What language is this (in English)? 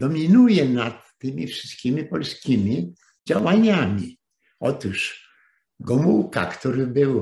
Polish